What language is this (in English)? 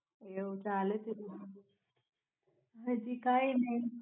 Gujarati